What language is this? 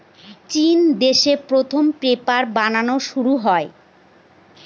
Bangla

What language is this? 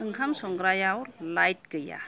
Bodo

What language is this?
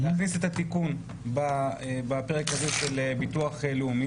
Hebrew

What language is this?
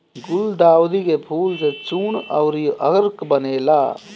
Bhojpuri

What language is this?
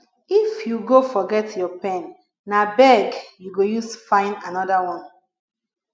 Nigerian Pidgin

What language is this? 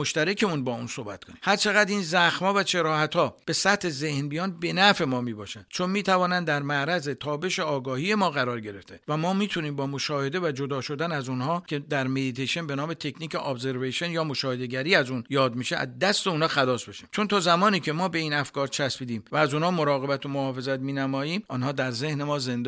Persian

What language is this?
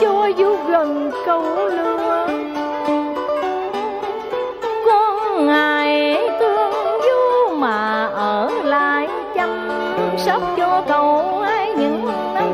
Vietnamese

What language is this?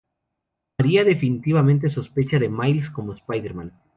Spanish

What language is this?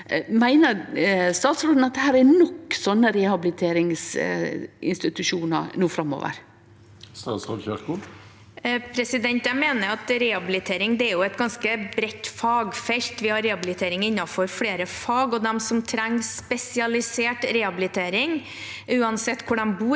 Norwegian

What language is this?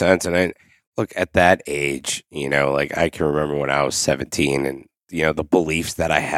English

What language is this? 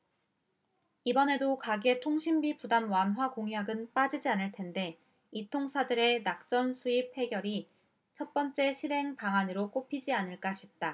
Korean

